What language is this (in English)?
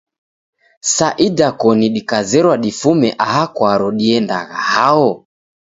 Taita